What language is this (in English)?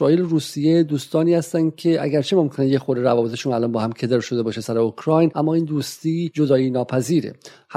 Persian